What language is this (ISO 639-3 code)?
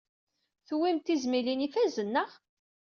kab